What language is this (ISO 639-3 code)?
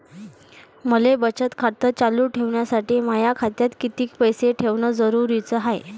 mar